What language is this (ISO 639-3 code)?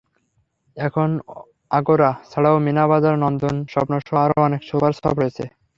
ben